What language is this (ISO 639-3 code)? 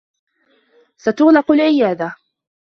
ara